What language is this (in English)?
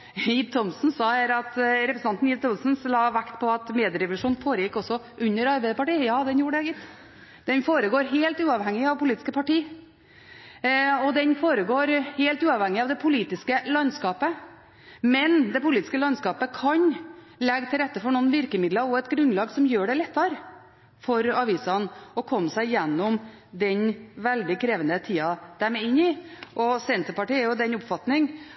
Norwegian Bokmål